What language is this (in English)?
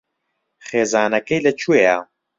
Central Kurdish